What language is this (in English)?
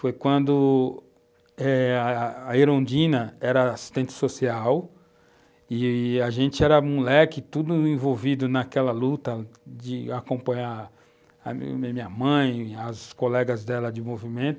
Portuguese